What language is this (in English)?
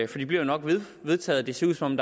Danish